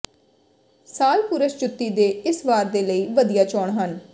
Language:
Punjabi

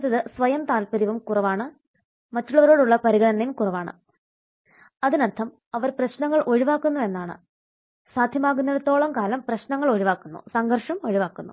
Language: Malayalam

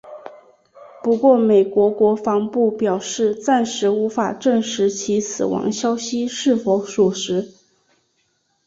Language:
Chinese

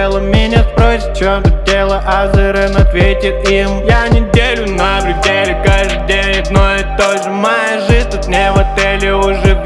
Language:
Russian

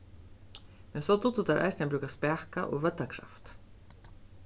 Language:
Faroese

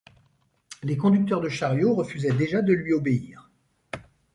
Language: French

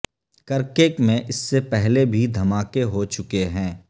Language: Urdu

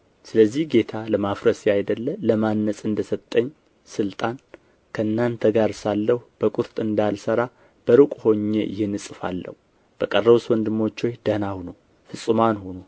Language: Amharic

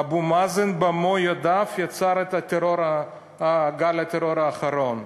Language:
Hebrew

